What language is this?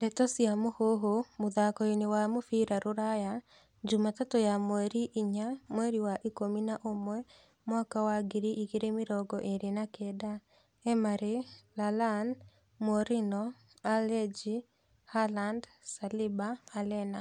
Kikuyu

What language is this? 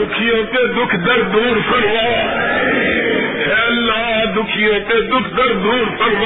Urdu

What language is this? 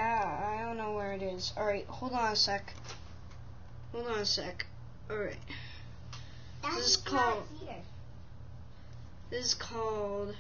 English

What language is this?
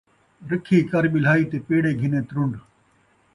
Saraiki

